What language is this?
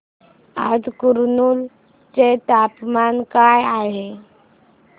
Marathi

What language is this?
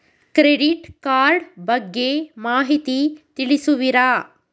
Kannada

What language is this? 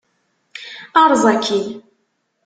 Kabyle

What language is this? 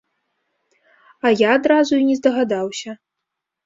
Belarusian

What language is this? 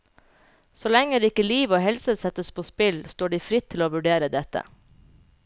Norwegian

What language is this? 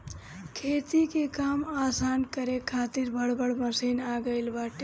Bhojpuri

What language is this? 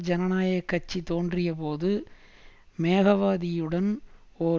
Tamil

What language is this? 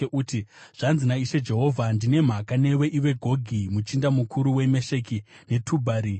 Shona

